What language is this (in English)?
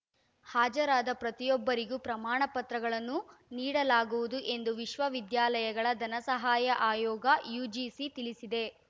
Kannada